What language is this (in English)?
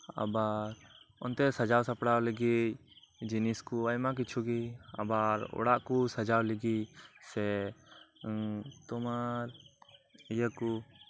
Santali